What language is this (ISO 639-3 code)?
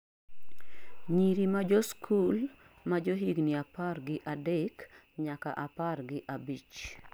luo